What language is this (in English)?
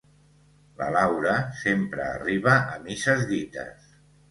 Catalan